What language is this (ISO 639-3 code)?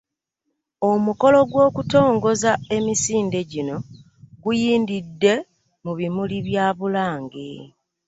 lug